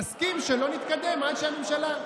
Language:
Hebrew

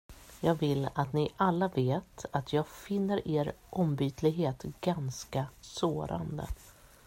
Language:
Swedish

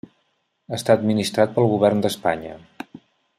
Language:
Catalan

